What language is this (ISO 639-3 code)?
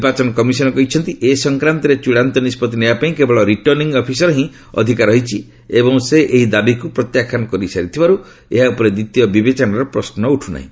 ori